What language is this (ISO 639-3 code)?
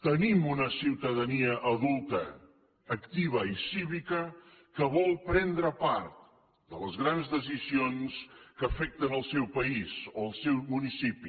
cat